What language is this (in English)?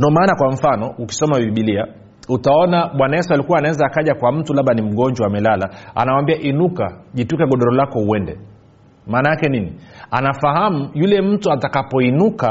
Swahili